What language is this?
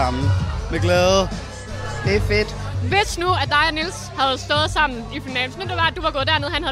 Danish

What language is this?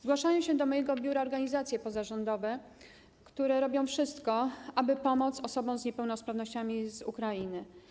Polish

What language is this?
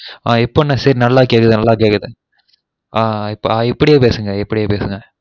Tamil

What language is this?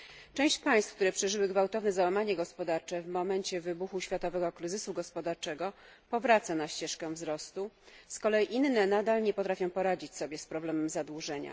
Polish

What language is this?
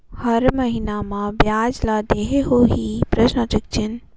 Chhattisgarhi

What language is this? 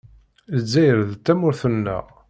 Kabyle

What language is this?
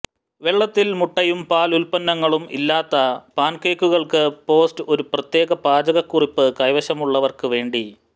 Malayalam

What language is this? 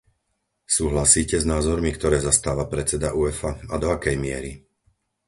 Slovak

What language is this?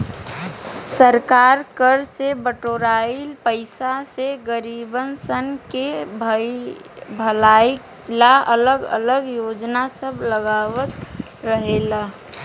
Bhojpuri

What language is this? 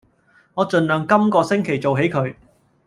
Cantonese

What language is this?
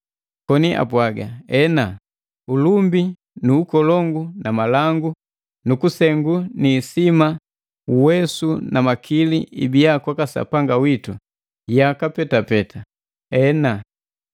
Matengo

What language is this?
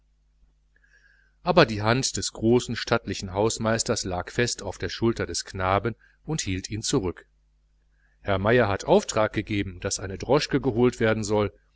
German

